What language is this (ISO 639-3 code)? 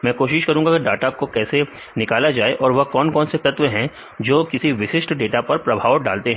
hin